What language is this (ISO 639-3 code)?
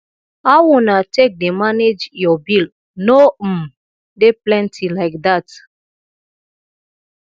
pcm